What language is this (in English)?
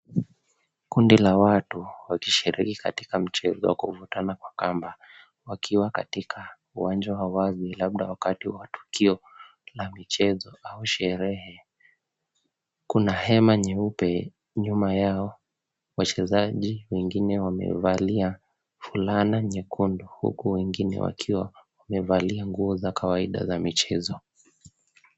Swahili